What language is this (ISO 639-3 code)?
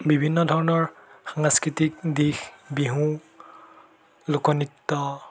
asm